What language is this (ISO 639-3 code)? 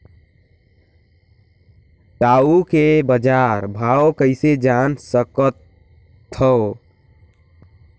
hne